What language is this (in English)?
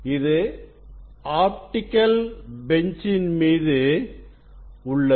Tamil